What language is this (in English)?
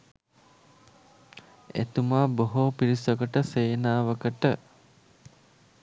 Sinhala